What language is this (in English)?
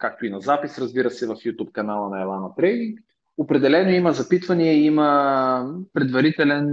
Bulgarian